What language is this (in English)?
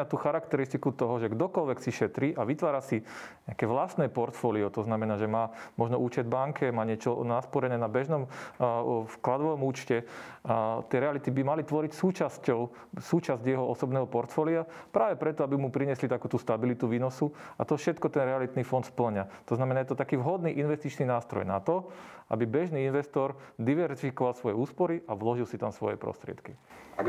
Slovak